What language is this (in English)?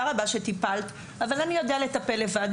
Hebrew